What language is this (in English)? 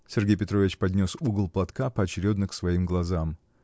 Russian